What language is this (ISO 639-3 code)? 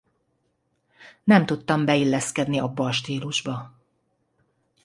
hun